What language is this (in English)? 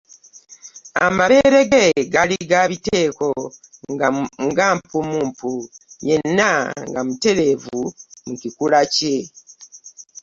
Ganda